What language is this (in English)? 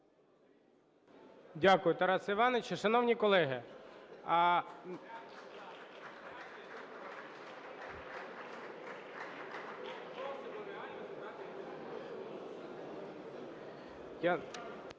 Ukrainian